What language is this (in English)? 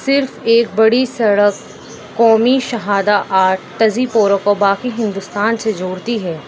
Urdu